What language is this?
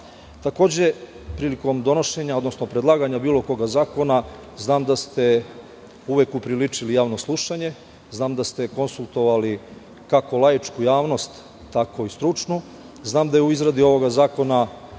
Serbian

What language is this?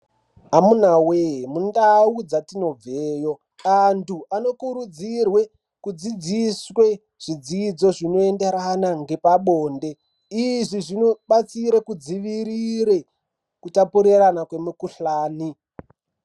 Ndau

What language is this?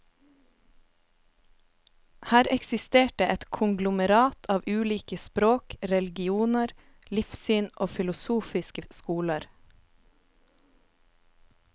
Norwegian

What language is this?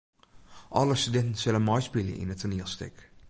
Western Frisian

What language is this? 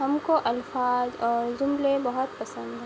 Urdu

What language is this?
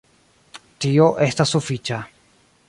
Esperanto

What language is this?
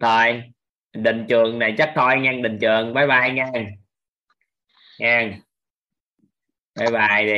Vietnamese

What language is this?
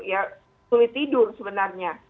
Indonesian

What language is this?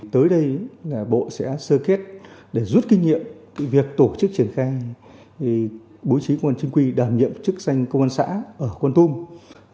Vietnamese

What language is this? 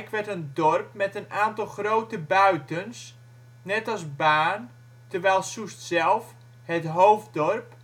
Dutch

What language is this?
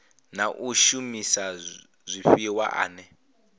Venda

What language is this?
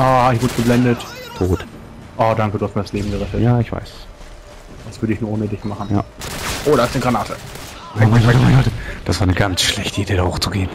German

